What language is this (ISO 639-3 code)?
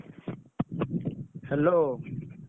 ori